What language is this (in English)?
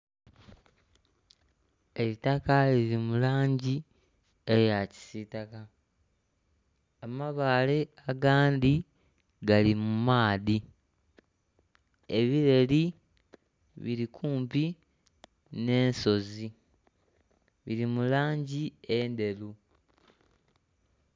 Soga